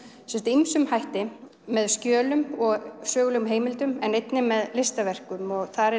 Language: Icelandic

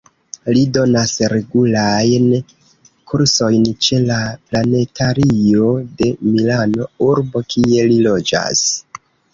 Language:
Esperanto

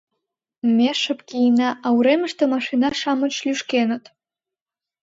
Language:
Mari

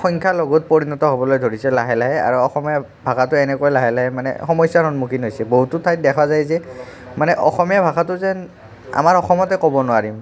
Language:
Assamese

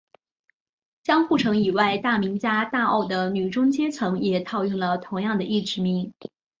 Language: Chinese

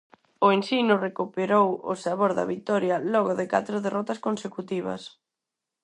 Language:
Galician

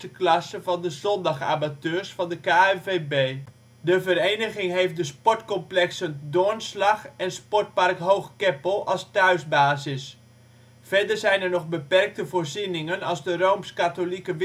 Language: Dutch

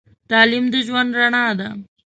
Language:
Pashto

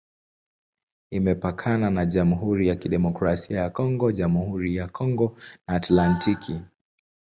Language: Swahili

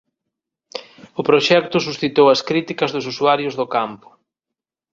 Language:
Galician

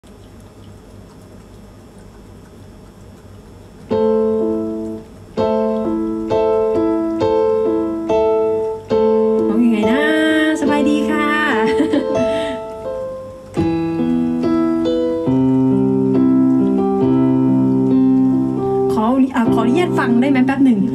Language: Thai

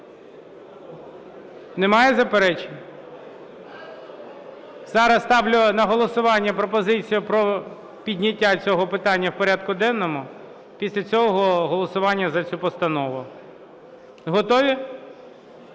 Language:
Ukrainian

